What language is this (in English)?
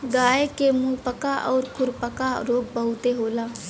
Bhojpuri